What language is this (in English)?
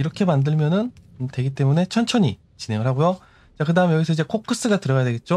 Korean